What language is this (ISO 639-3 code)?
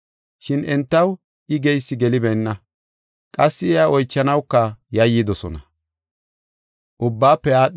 gof